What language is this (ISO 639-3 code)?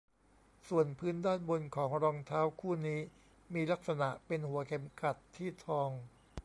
tha